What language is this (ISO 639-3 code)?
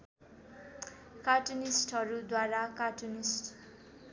nep